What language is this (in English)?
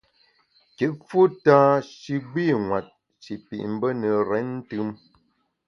Bamun